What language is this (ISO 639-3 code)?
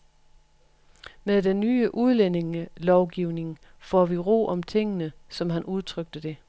dan